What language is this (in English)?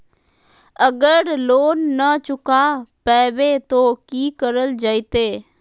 Magahi